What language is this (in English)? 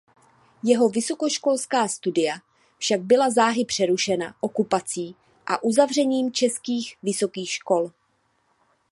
Czech